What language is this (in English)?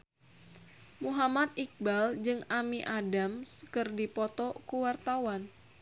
Sundanese